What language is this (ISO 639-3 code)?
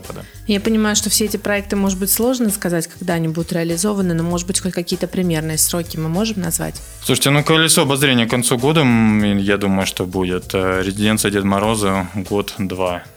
rus